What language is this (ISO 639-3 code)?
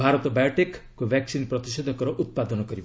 ori